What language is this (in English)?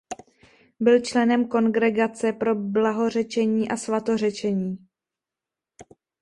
Czech